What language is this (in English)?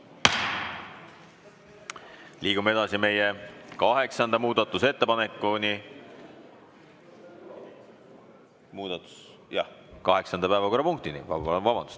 Estonian